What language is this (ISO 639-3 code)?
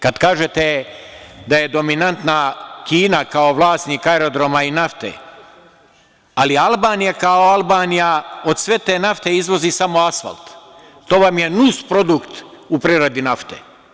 srp